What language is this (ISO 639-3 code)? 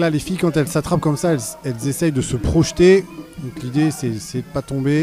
fra